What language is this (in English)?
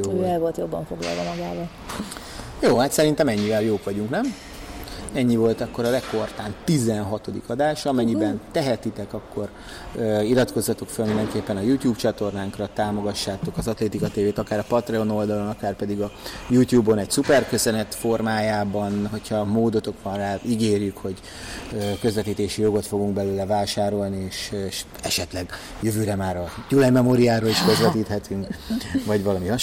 Hungarian